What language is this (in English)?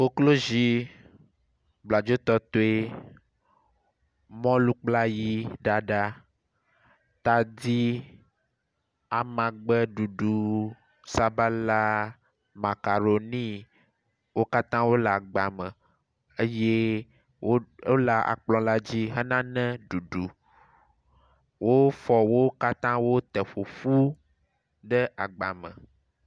Ewe